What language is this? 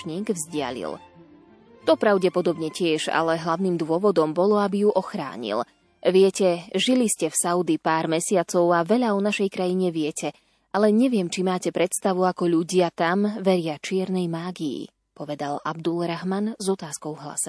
Slovak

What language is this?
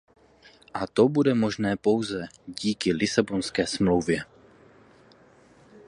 Czech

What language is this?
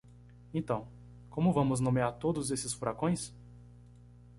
Portuguese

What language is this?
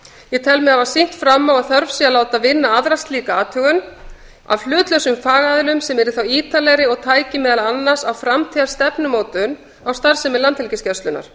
Icelandic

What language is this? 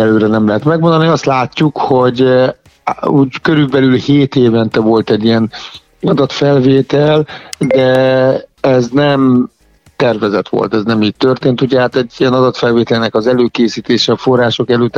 Hungarian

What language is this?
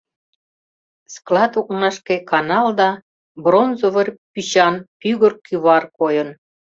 Mari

